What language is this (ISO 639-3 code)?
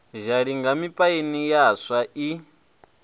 ven